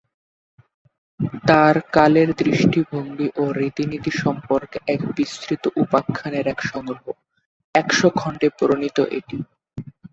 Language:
Bangla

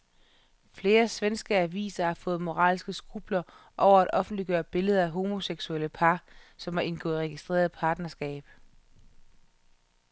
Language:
Danish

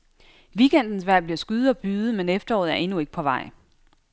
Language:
Danish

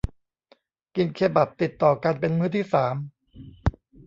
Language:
Thai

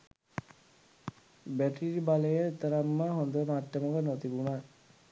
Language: Sinhala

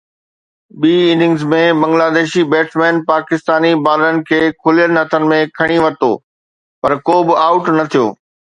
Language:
Sindhi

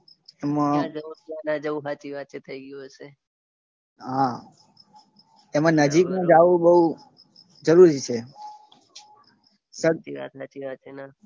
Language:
Gujarati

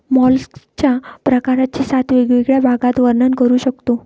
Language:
Marathi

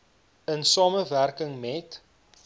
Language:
Afrikaans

